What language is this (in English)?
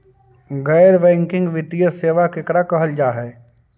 Magahi